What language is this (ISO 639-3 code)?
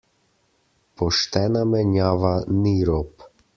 slv